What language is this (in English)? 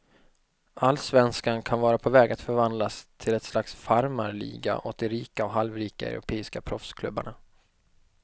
Swedish